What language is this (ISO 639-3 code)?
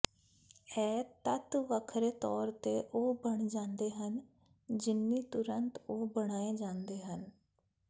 pan